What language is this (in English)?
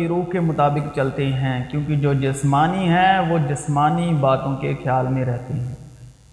Urdu